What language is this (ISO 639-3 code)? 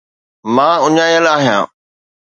snd